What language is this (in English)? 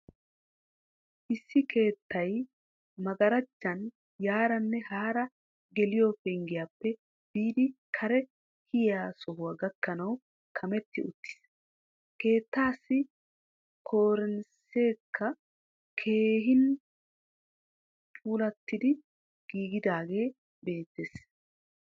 Wolaytta